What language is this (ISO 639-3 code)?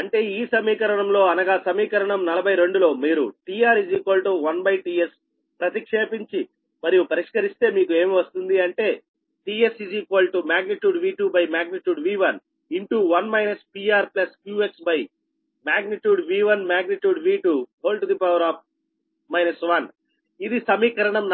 tel